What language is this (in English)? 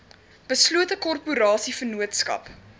Afrikaans